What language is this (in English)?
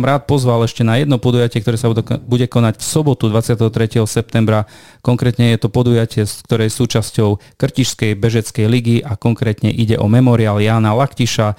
Slovak